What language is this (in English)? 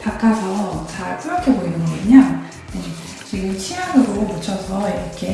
Korean